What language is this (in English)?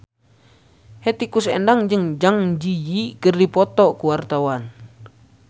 Sundanese